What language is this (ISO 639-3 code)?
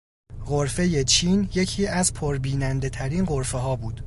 fas